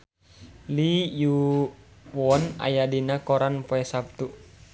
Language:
Sundanese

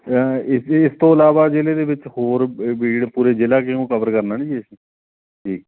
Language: Punjabi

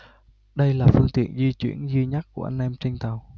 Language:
Vietnamese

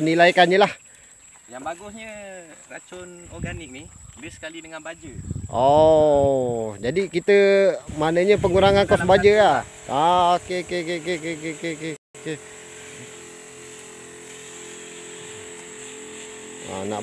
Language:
Malay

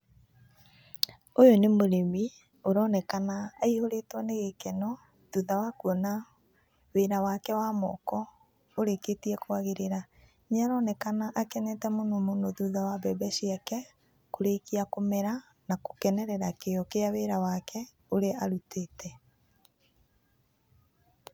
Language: Kikuyu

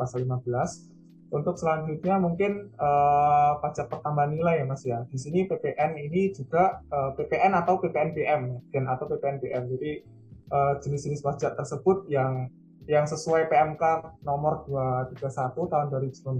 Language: Indonesian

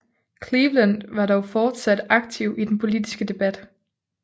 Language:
Danish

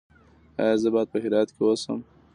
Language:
Pashto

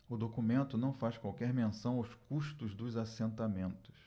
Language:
Portuguese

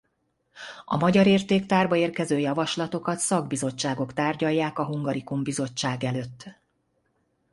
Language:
Hungarian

